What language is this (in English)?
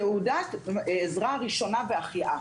Hebrew